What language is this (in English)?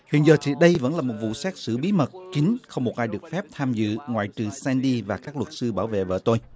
Vietnamese